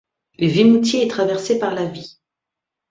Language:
French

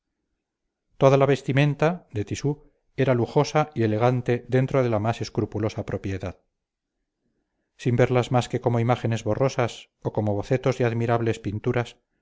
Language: Spanish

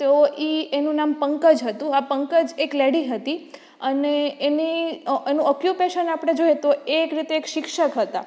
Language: Gujarati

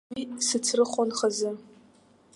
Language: Abkhazian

